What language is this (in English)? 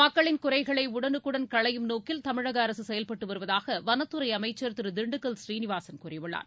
Tamil